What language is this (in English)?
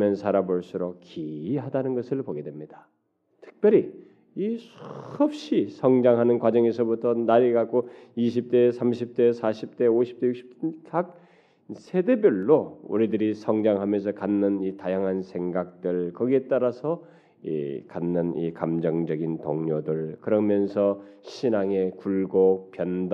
Korean